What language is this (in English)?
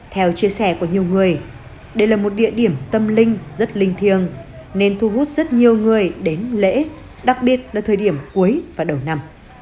Vietnamese